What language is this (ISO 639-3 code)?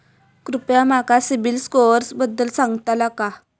mar